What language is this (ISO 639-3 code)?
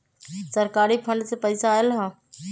mag